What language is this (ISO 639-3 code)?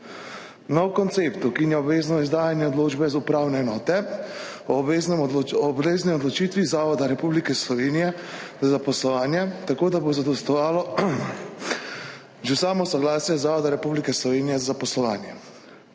slv